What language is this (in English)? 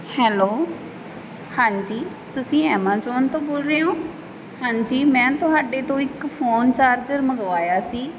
Punjabi